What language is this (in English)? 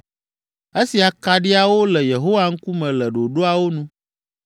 Ewe